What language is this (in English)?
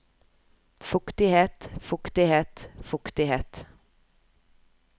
Norwegian